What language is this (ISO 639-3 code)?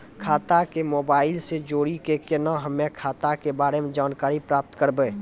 mai